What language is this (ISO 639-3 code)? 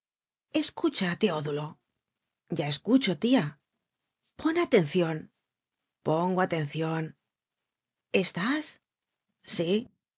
spa